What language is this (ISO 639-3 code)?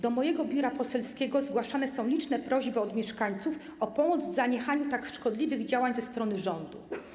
pol